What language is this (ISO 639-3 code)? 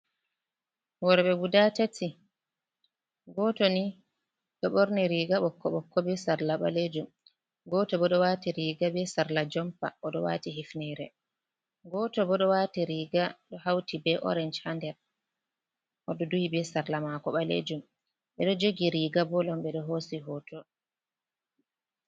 ful